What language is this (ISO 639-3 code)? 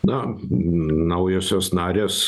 lit